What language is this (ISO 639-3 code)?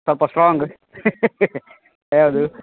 kan